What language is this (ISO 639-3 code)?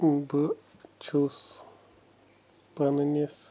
kas